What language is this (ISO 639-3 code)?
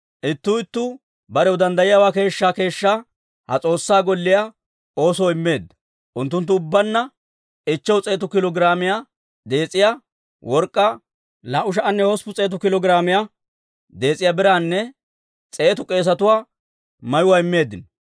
dwr